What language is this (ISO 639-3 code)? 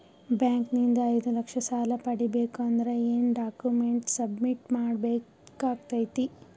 kan